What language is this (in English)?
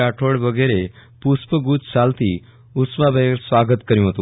Gujarati